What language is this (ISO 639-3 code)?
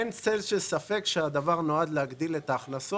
heb